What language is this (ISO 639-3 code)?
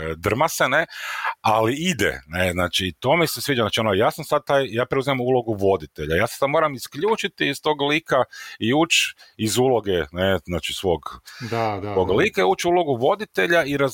hrv